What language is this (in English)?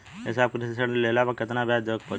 Bhojpuri